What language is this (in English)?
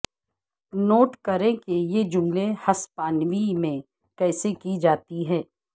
Urdu